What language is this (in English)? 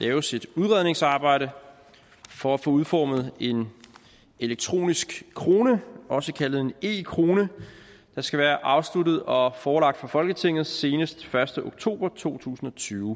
Danish